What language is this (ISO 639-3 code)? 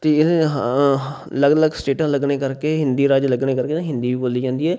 pan